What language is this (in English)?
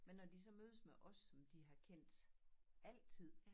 Danish